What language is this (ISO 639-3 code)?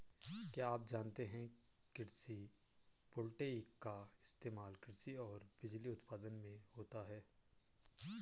hin